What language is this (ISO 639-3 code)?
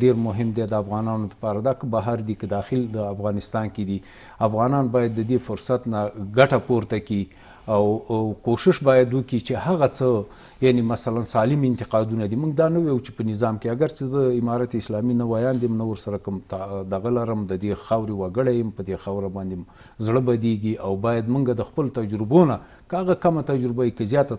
fas